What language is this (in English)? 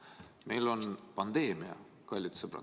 Estonian